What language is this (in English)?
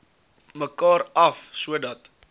Afrikaans